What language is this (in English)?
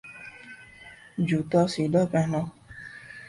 Urdu